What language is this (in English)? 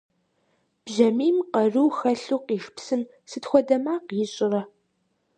Kabardian